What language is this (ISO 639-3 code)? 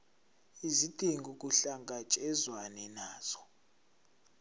zul